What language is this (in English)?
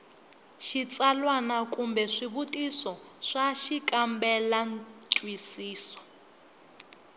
Tsonga